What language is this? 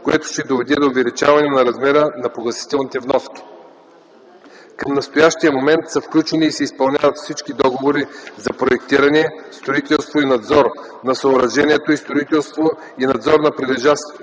Bulgarian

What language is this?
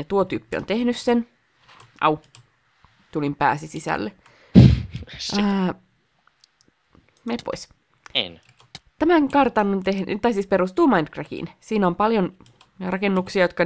Finnish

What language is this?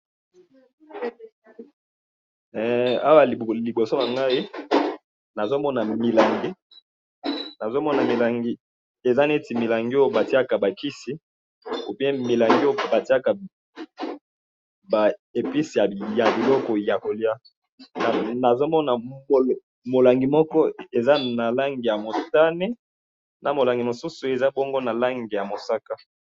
Lingala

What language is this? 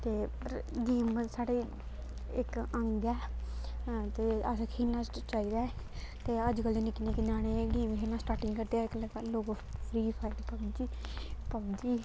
Dogri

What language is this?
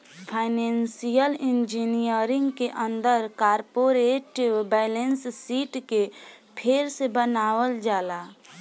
Bhojpuri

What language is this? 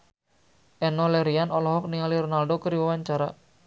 Sundanese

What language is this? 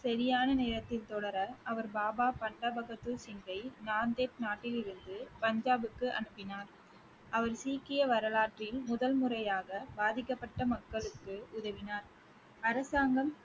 Tamil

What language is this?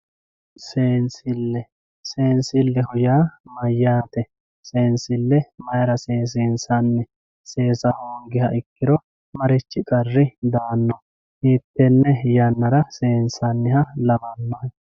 Sidamo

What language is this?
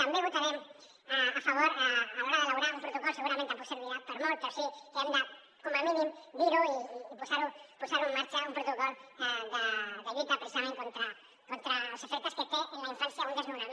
Catalan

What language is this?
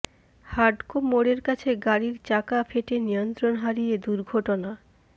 Bangla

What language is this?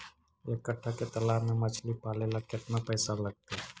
Magahi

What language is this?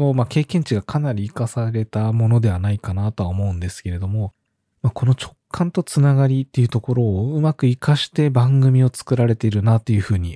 Japanese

